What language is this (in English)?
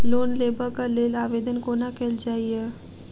Maithili